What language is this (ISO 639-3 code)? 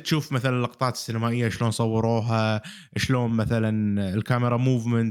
ara